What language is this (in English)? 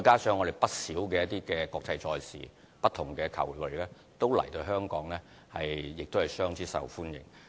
Cantonese